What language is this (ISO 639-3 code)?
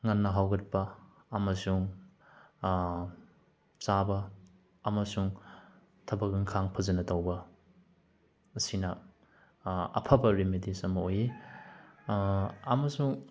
mni